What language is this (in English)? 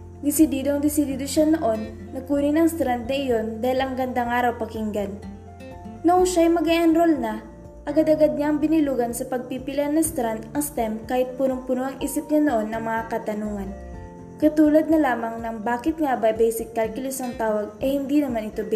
Filipino